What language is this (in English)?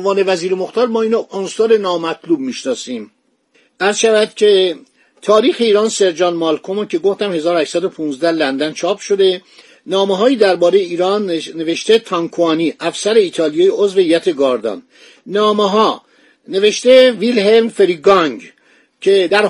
Persian